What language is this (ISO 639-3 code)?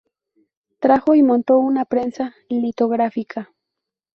spa